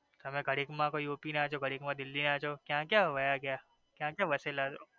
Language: Gujarati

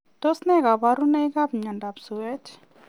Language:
Kalenjin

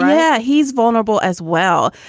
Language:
English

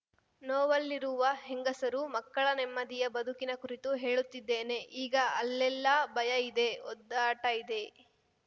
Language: Kannada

